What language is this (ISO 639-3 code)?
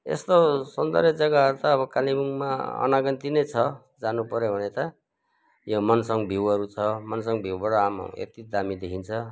nep